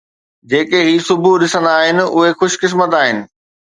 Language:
Sindhi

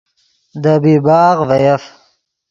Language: Yidgha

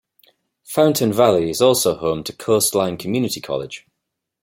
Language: English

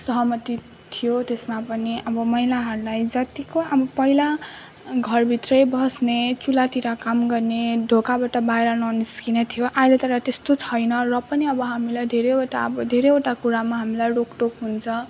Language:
Nepali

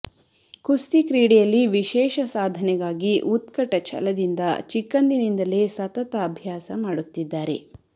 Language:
Kannada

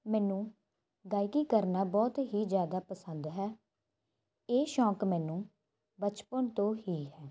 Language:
Punjabi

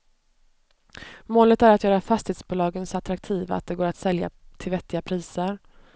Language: Swedish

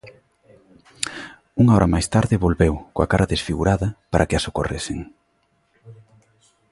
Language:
Galician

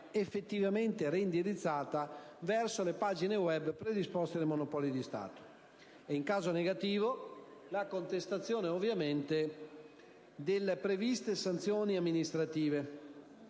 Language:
Italian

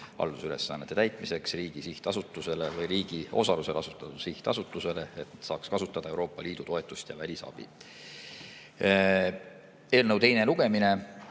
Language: Estonian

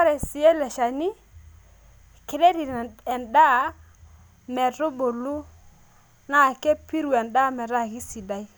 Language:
Masai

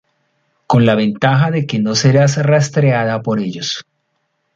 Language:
Spanish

